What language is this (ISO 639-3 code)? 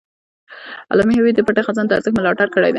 pus